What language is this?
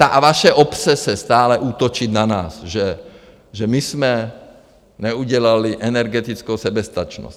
Czech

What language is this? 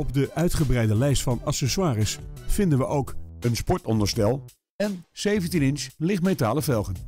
Dutch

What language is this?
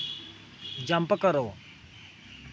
Dogri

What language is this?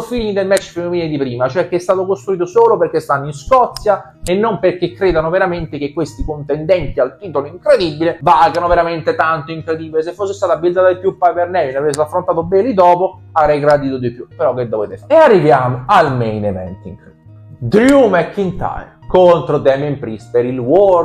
Italian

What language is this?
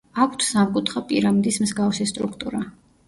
Georgian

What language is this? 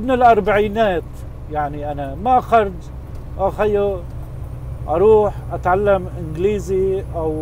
Arabic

